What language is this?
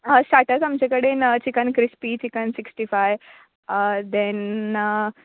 Konkani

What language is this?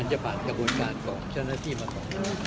Thai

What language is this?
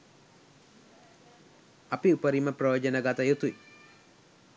Sinhala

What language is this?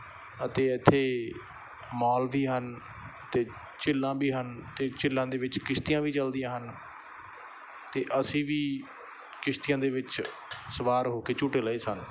Punjabi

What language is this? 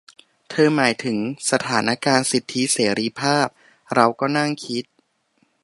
Thai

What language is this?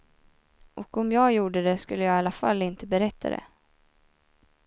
Swedish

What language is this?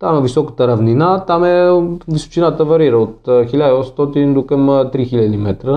Bulgarian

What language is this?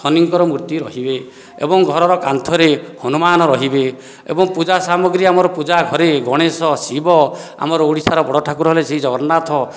Odia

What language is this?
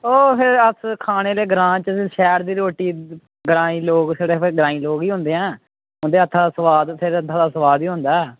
Dogri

